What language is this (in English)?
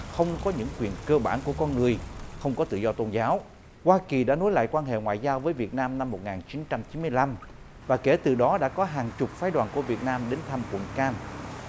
Vietnamese